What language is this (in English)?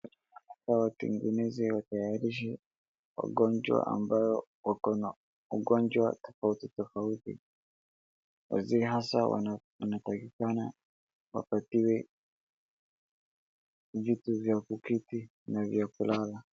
Swahili